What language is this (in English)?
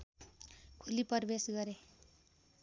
Nepali